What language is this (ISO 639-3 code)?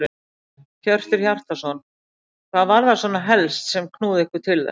isl